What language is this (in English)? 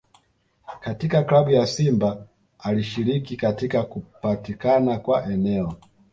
Swahili